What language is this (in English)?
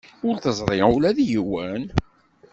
Kabyle